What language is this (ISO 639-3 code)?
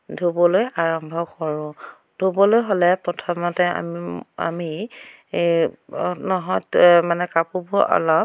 asm